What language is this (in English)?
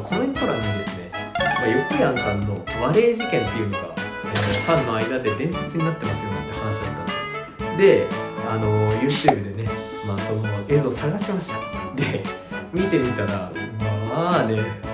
Japanese